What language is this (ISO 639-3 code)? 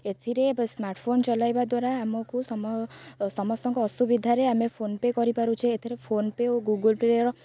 ori